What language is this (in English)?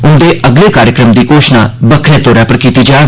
Dogri